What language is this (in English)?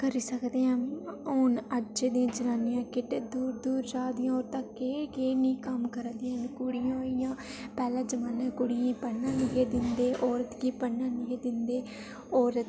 Dogri